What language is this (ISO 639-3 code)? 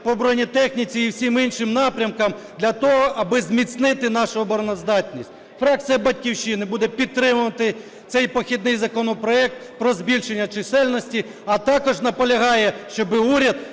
ukr